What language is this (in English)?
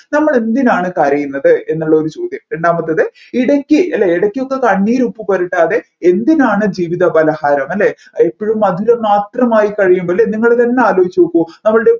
Malayalam